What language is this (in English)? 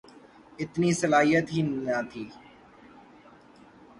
Urdu